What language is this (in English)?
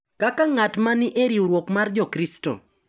Luo (Kenya and Tanzania)